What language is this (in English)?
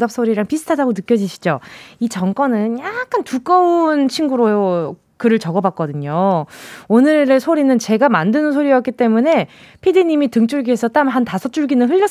Korean